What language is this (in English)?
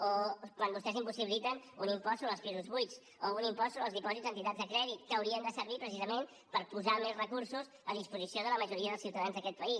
Catalan